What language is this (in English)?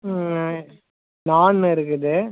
Tamil